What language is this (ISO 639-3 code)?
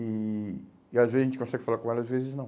por